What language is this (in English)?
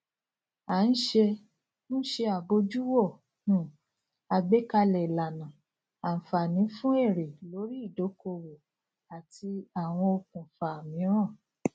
Yoruba